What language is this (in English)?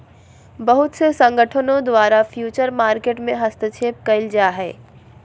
Magahi